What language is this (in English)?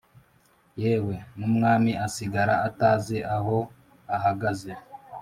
Kinyarwanda